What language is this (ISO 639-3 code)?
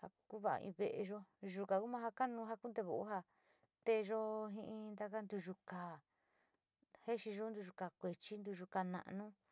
xti